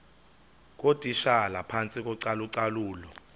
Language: Xhosa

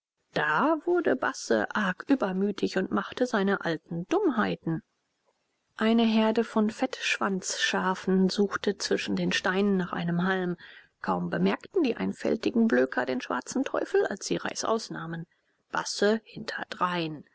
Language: German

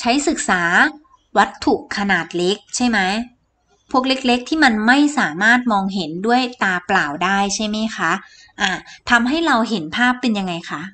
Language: Thai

